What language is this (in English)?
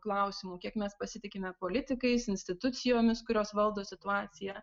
Lithuanian